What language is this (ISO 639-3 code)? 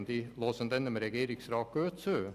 gsw